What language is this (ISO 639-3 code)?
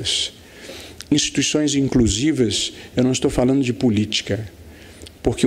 por